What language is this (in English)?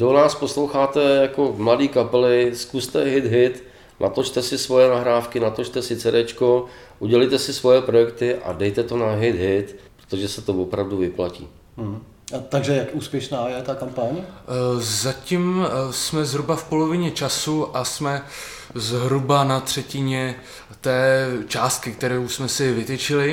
Czech